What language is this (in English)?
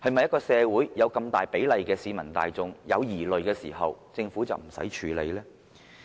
Cantonese